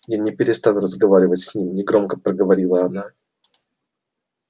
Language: Russian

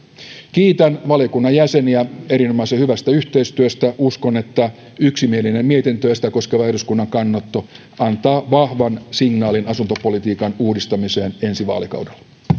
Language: Finnish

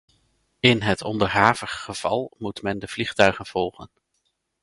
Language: Dutch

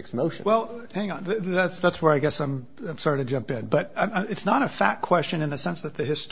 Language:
English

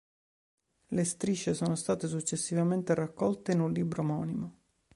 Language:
Italian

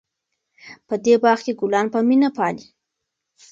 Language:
Pashto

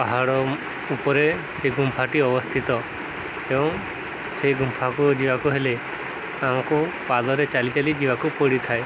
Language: Odia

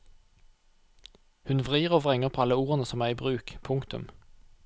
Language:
Norwegian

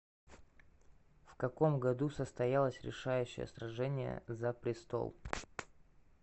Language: Russian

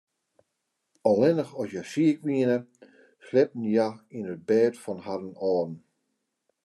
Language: Western Frisian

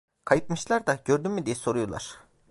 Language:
Turkish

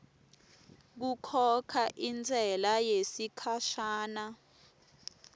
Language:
Swati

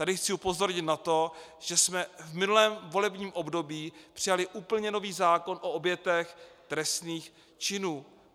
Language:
Czech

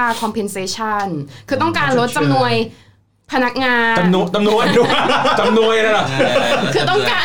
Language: Thai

